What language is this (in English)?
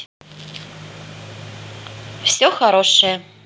Russian